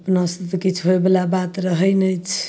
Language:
Maithili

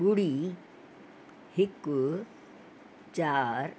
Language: Sindhi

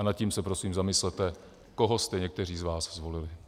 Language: Czech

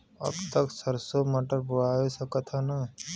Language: Bhojpuri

